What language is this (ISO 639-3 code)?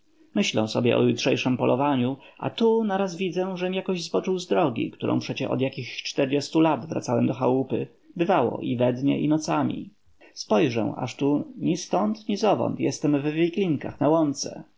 pol